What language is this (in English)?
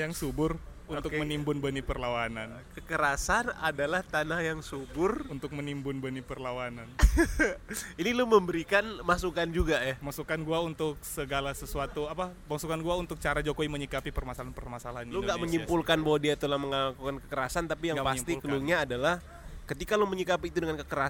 Indonesian